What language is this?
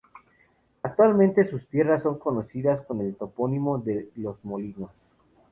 Spanish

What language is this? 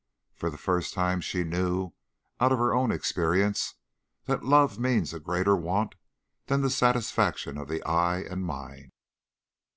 English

